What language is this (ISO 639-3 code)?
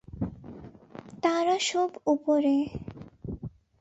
ben